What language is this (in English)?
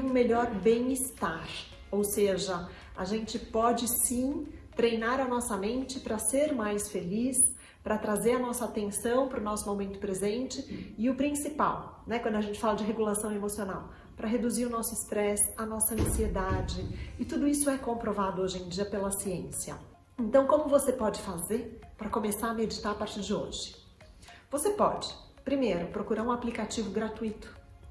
Portuguese